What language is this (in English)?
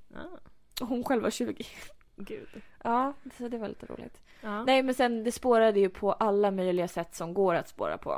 Swedish